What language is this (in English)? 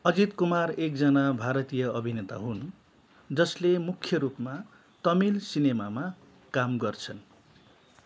Nepali